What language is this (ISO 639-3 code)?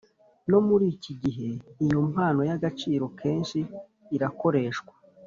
kin